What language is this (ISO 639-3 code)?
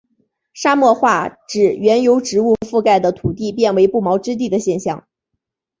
zho